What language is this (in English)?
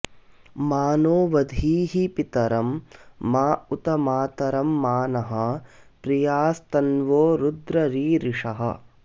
Sanskrit